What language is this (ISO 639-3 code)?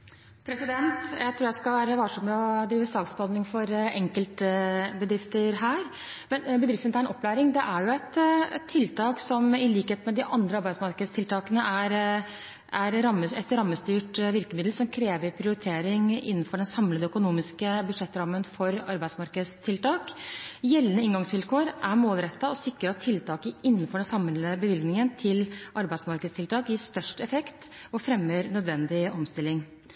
nor